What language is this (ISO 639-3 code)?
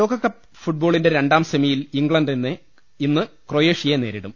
mal